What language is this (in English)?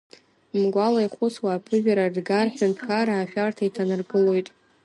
Abkhazian